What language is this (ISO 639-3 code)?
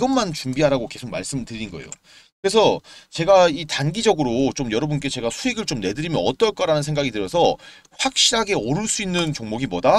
kor